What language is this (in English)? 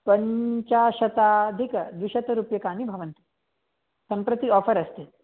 Sanskrit